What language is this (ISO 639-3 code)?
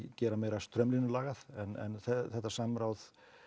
isl